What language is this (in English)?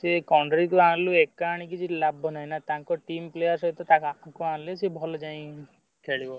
Odia